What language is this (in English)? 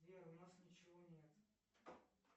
Russian